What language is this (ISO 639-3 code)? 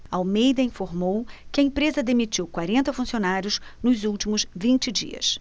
por